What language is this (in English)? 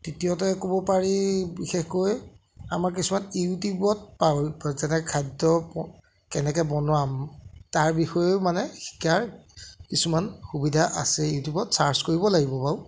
Assamese